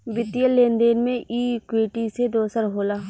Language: Bhojpuri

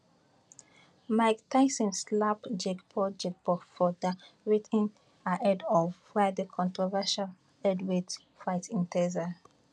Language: Nigerian Pidgin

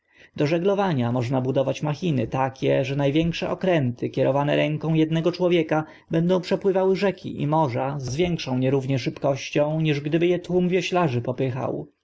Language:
Polish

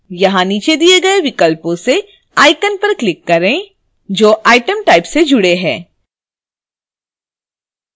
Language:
Hindi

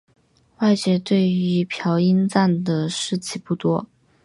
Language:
Chinese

